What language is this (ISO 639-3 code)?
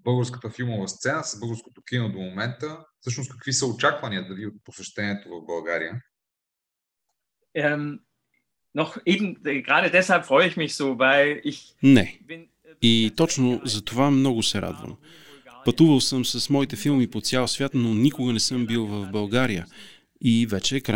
bul